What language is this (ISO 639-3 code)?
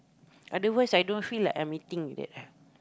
eng